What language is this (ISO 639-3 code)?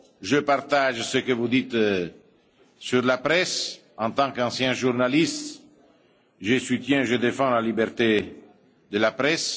fra